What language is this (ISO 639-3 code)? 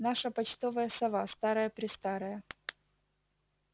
rus